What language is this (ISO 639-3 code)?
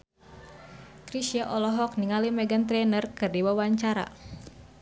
sun